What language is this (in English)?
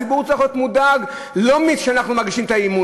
Hebrew